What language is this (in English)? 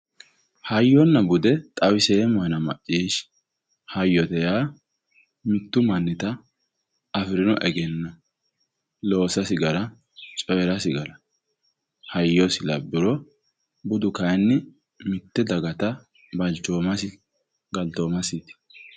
Sidamo